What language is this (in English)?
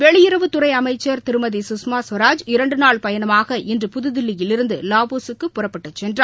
Tamil